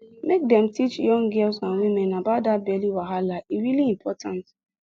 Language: Nigerian Pidgin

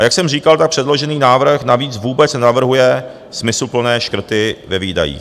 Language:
Czech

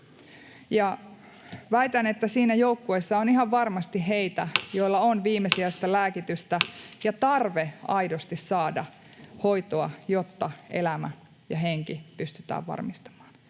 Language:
Finnish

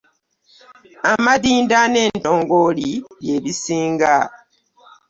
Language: Ganda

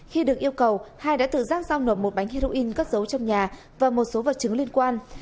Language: Vietnamese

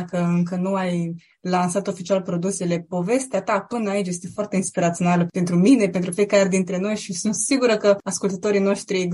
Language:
Romanian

